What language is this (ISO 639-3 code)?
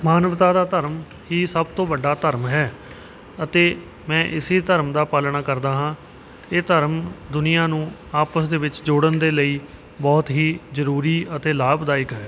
pan